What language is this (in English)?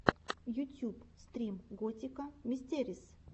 Russian